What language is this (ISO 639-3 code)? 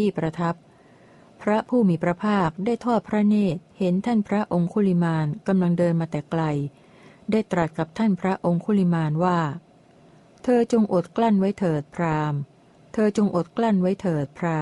tha